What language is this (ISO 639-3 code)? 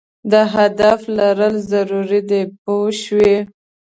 pus